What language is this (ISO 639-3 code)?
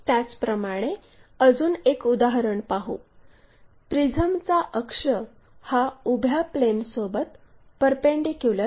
mar